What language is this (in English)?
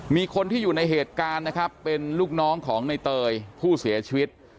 Thai